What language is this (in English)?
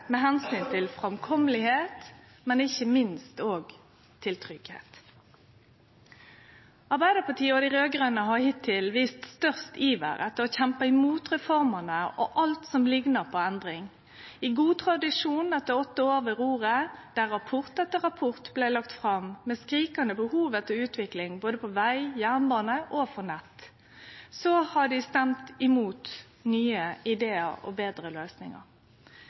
Norwegian Nynorsk